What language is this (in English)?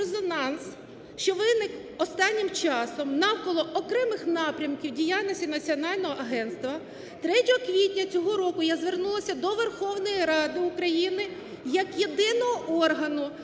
Ukrainian